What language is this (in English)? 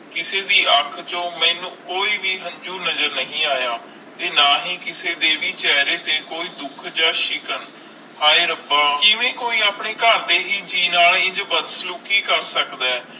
Punjabi